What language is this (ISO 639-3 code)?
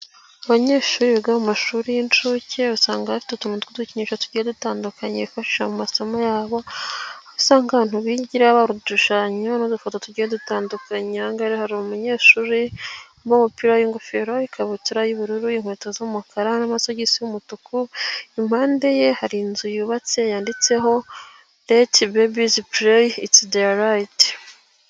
kin